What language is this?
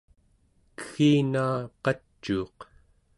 Central Yupik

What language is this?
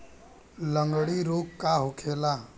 Bhojpuri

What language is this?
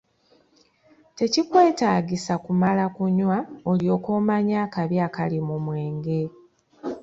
Ganda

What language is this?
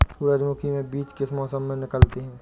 Hindi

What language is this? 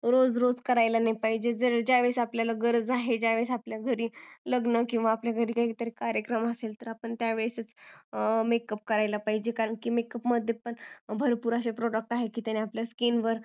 Marathi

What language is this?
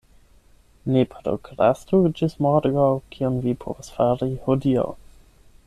Esperanto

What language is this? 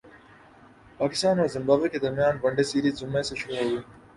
Urdu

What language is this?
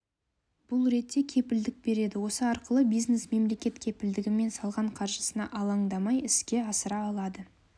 Kazakh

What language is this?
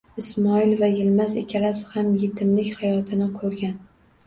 Uzbek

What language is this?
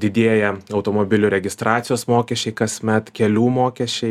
Lithuanian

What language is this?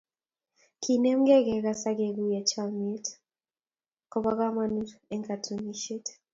Kalenjin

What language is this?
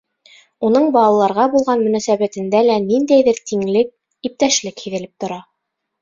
Bashkir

